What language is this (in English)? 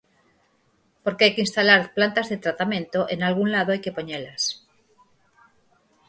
Galician